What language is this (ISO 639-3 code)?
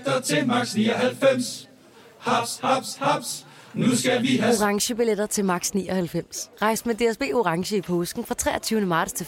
dan